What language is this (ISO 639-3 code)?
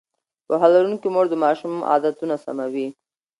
pus